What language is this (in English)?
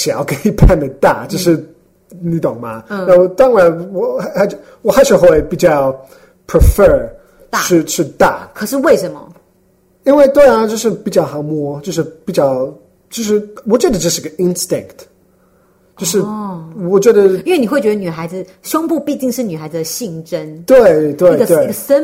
Chinese